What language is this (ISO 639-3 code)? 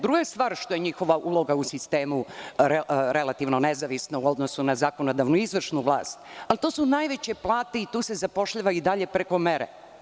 srp